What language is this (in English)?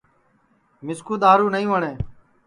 Sansi